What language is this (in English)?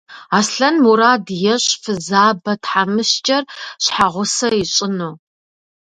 Kabardian